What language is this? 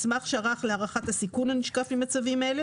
Hebrew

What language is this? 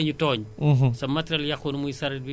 Wolof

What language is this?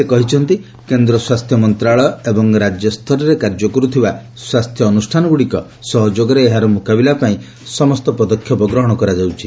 Odia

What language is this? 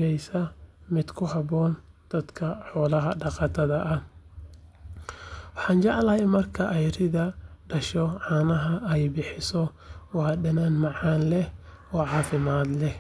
Somali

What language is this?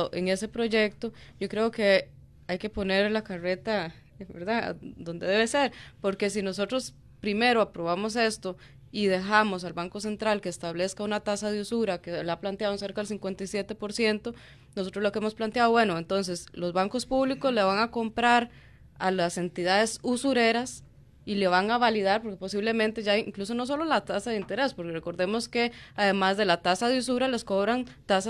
Spanish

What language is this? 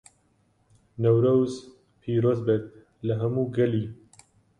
Central Kurdish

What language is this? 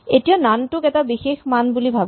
Assamese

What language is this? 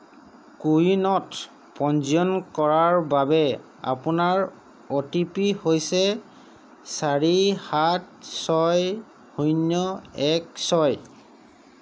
Assamese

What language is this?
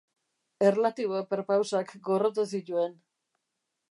Basque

